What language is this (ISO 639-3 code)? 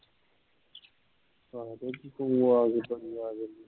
pan